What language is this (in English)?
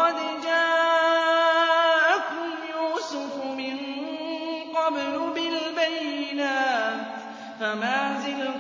Arabic